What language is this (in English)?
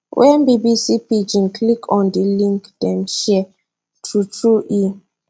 Nigerian Pidgin